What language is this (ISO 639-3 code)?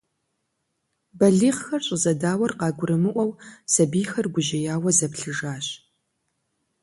kbd